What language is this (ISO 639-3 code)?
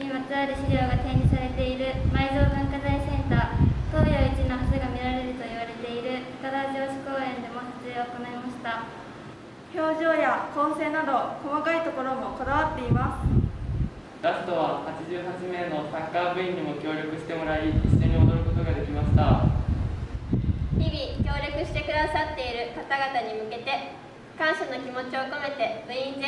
jpn